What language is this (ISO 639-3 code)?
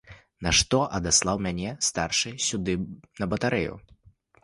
bel